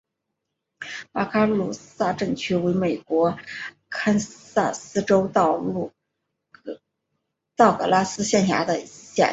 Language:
Chinese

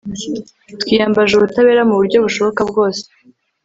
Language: Kinyarwanda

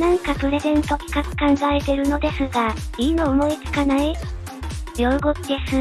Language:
Japanese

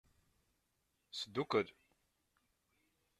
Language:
Kabyle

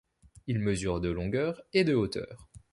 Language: French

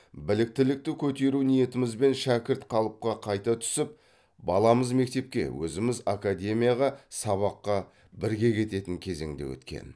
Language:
Kazakh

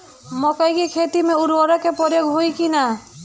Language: Bhojpuri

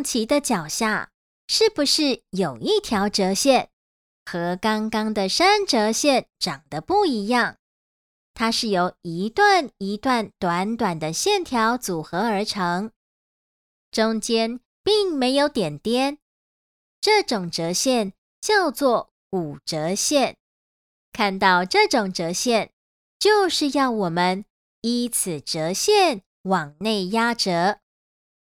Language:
Chinese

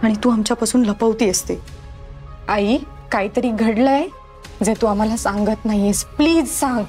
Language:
Marathi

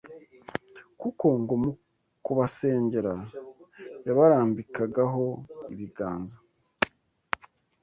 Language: Kinyarwanda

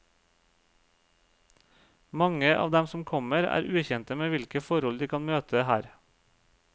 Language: Norwegian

